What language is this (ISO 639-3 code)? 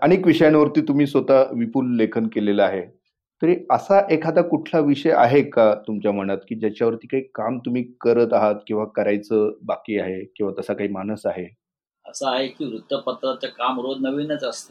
mar